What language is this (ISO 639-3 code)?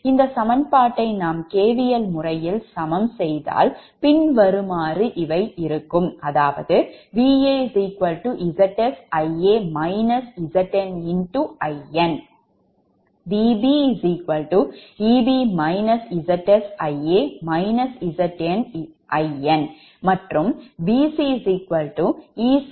tam